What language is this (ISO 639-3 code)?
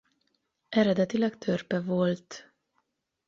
hun